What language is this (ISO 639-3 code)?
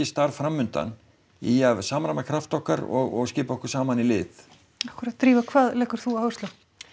isl